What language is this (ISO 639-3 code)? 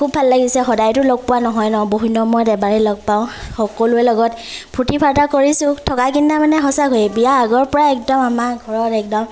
asm